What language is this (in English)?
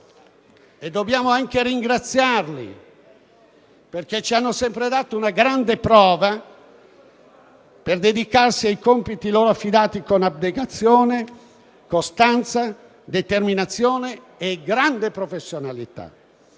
Italian